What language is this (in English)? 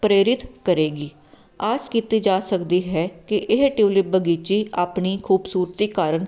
Punjabi